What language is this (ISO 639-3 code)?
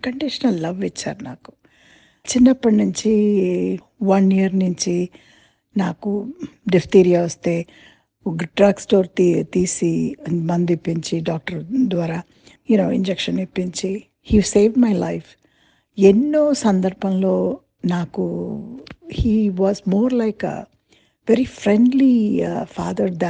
tel